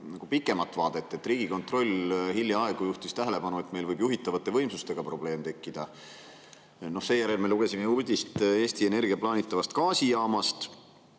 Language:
Estonian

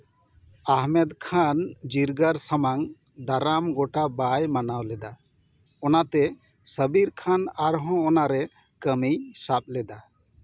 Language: Santali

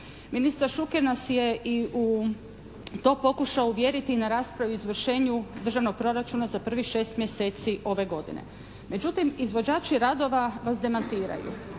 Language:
Croatian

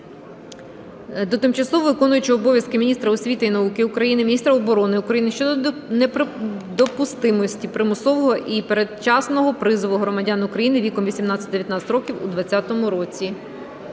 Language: Ukrainian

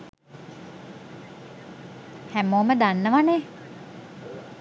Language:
Sinhala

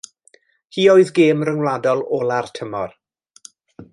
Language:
Welsh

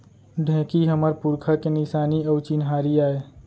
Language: Chhattisgarhi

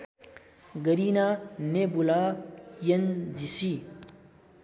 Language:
Nepali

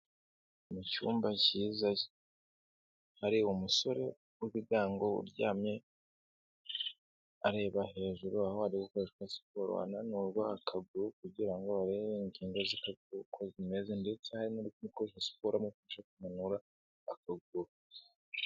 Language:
Kinyarwanda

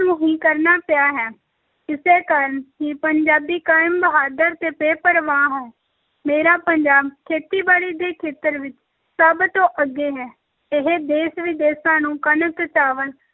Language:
Punjabi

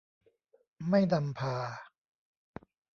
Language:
Thai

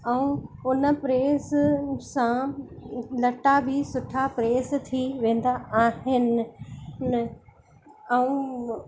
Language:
Sindhi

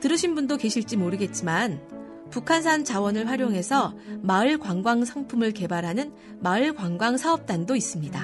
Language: Korean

